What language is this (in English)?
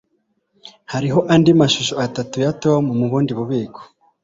Kinyarwanda